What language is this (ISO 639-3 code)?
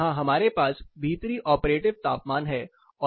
hin